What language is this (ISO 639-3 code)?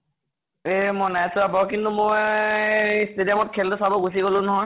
asm